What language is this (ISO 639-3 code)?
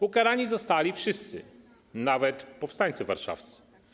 pol